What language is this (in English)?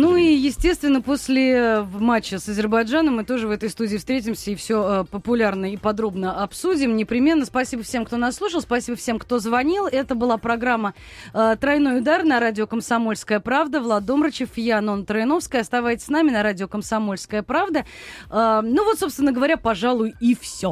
Russian